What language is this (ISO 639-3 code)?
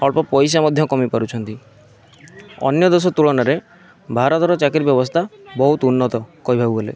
ori